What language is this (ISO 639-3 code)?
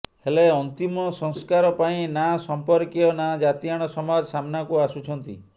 ori